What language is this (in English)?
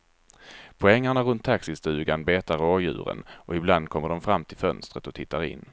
Swedish